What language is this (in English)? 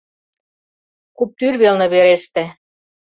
Mari